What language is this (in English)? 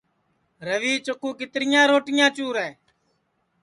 Sansi